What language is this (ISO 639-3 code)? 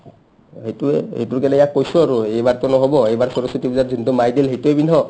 asm